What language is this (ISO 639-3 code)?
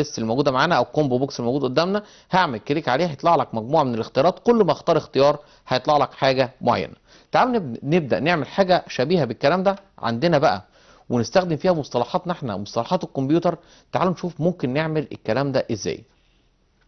ara